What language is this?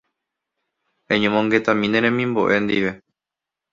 Guarani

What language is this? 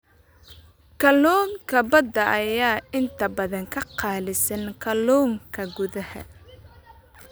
Somali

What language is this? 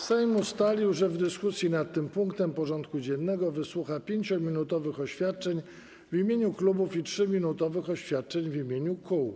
Polish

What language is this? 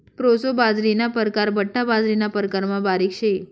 Marathi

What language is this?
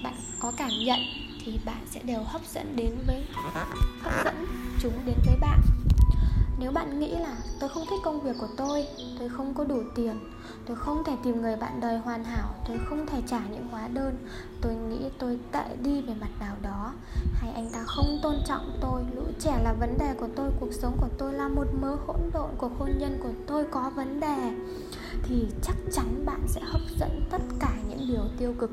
Vietnamese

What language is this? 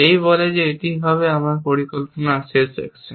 Bangla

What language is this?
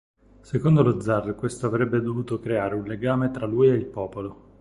Italian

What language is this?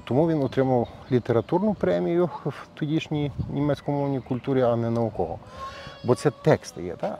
Ukrainian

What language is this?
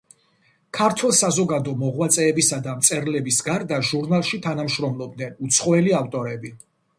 Georgian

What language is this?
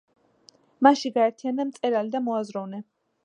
Georgian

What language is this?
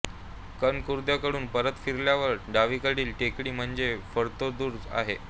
Marathi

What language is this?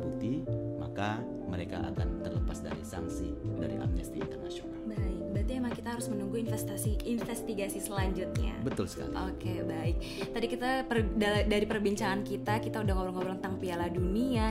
Indonesian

